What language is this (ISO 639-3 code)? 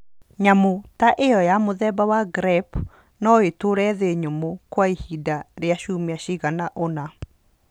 kik